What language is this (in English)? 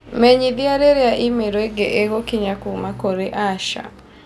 Kikuyu